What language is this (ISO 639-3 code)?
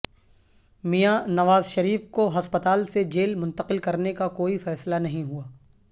urd